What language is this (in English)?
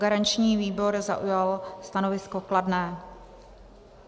Czech